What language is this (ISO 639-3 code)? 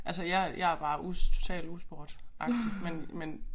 dan